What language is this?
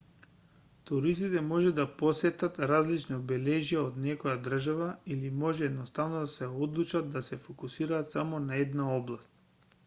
Macedonian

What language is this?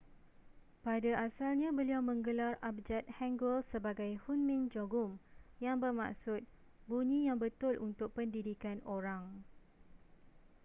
Malay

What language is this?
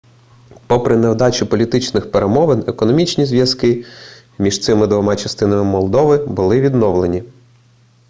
Ukrainian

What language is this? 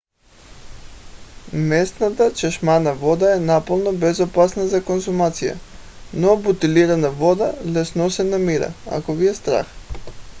Bulgarian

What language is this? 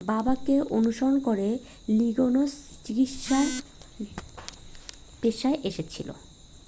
Bangla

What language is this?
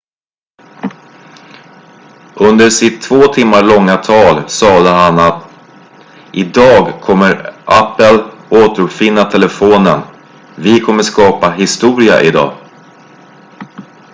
Swedish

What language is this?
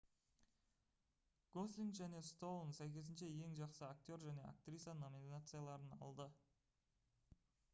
Kazakh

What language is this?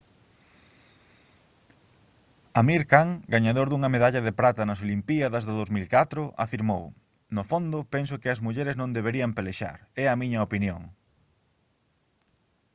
Galician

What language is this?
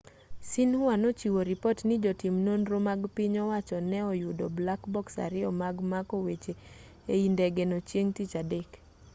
Luo (Kenya and Tanzania)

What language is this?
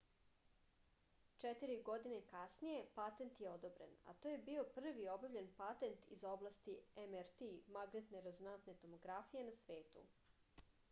Serbian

